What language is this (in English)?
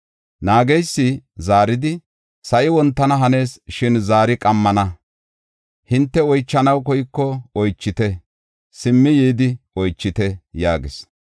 Gofa